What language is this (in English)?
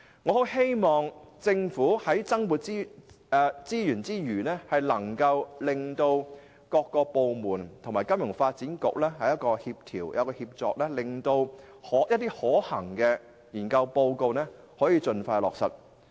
Cantonese